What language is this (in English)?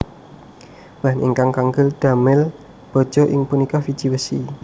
Javanese